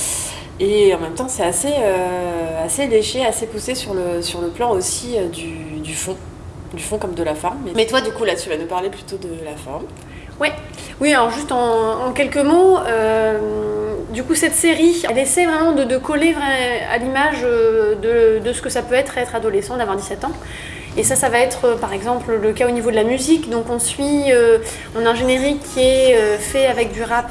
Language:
French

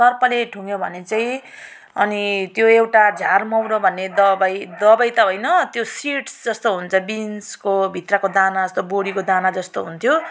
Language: Nepali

